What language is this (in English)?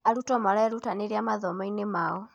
Kikuyu